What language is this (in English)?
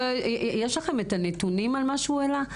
Hebrew